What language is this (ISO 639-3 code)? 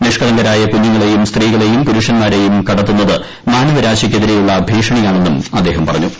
mal